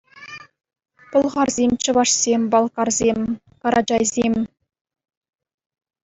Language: Chuvash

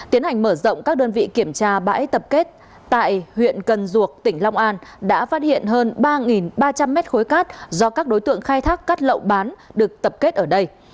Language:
Vietnamese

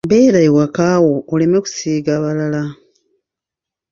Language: Ganda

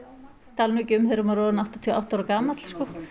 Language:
Icelandic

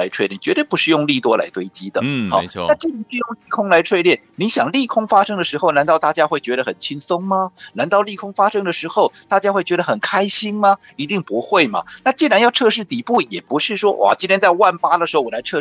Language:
Chinese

